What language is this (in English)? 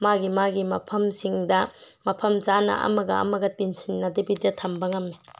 Manipuri